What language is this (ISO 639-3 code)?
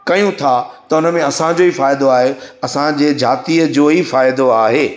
snd